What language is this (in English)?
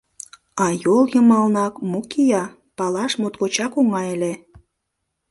Mari